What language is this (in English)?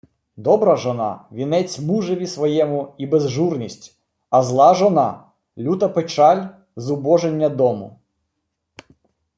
Ukrainian